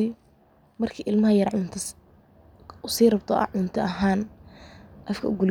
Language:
Somali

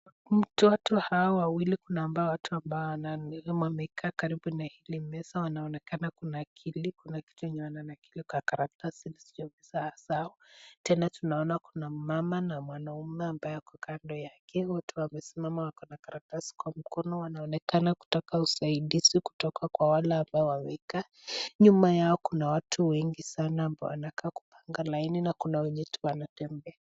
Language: Swahili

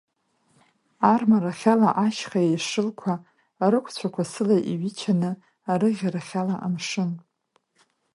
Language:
Abkhazian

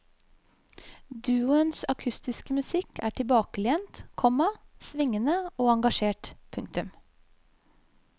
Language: Norwegian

